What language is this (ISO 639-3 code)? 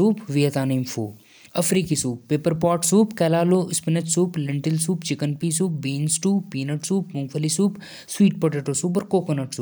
jns